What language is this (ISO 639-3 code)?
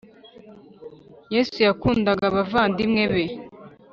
kin